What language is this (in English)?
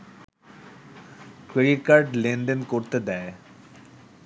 Bangla